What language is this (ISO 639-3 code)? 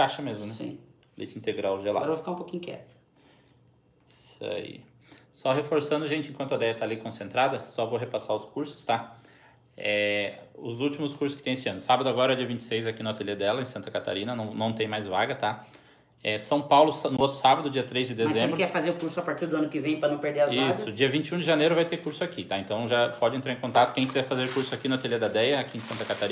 por